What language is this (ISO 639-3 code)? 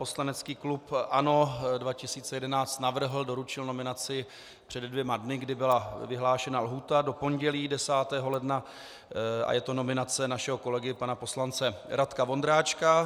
ces